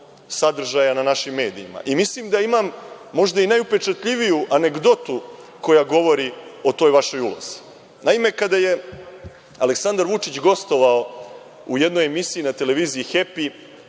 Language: Serbian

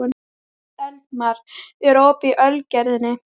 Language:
Icelandic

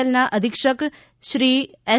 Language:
Gujarati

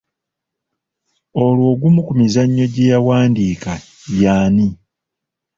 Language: Ganda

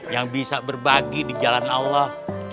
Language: Indonesian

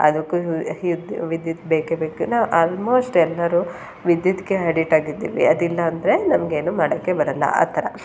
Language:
Kannada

